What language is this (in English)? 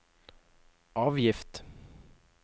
Norwegian